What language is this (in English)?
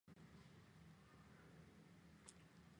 Chinese